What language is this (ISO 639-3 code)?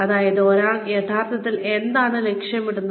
mal